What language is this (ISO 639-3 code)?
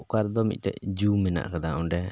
sat